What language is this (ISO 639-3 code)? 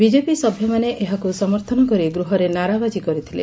ori